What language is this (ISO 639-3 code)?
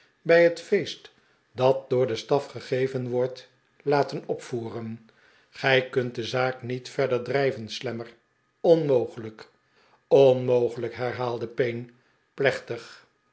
nld